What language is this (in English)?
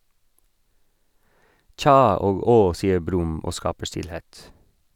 Norwegian